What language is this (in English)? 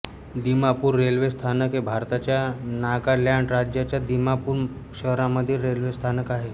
Marathi